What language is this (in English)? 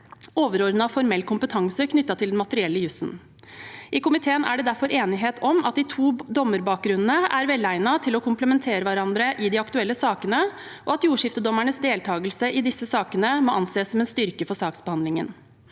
Norwegian